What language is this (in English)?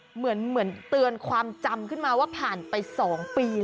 Thai